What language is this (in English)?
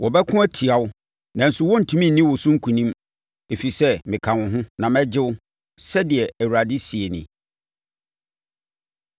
Akan